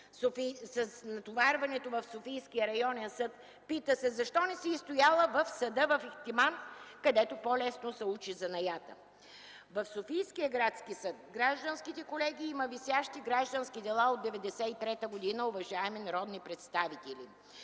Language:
Bulgarian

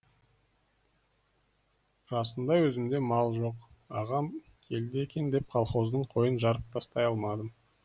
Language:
Kazakh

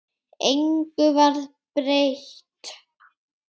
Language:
Icelandic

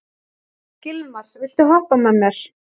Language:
Icelandic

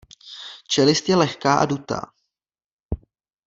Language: Czech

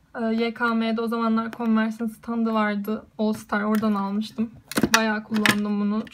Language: Turkish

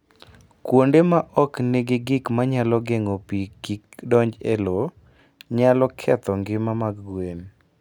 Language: Luo (Kenya and Tanzania)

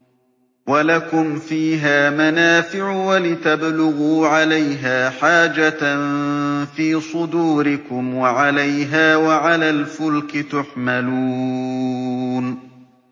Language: Arabic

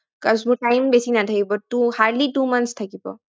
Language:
Assamese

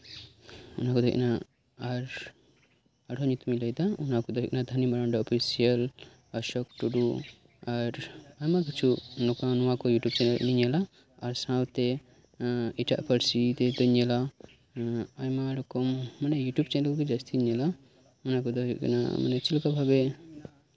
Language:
Santali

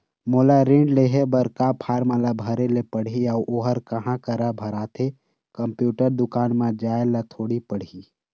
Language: Chhattisgarhi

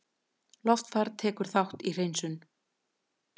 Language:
Icelandic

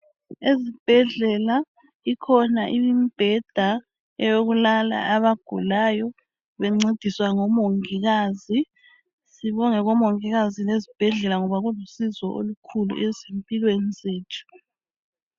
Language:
North Ndebele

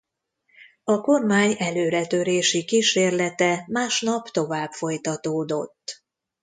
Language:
Hungarian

